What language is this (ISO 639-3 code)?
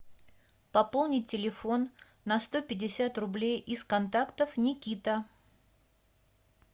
rus